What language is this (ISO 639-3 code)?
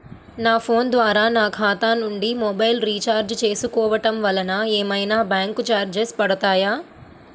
tel